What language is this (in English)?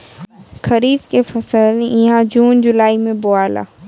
Bhojpuri